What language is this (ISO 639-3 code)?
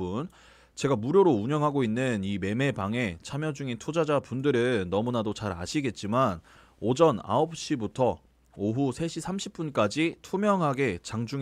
kor